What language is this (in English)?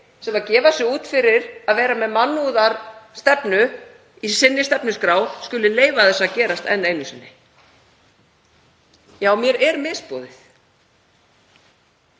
Icelandic